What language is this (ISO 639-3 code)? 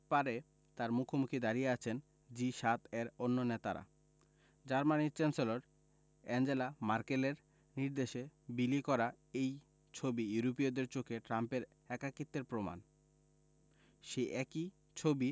ben